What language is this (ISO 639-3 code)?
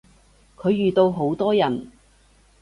yue